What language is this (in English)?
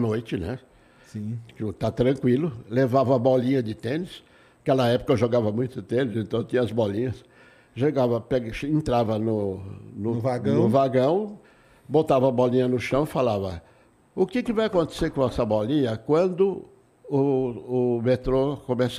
Portuguese